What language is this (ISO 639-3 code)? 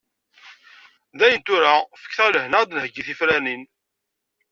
kab